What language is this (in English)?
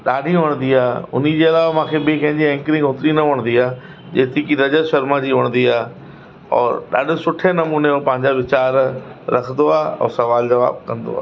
Sindhi